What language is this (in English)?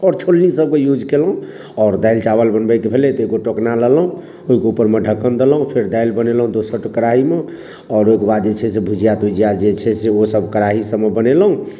Maithili